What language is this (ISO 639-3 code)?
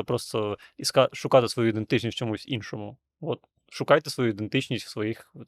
ukr